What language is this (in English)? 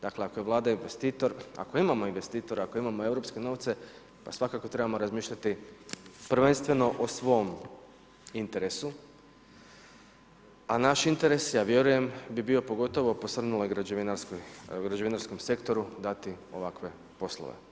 Croatian